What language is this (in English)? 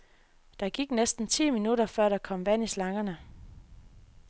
Danish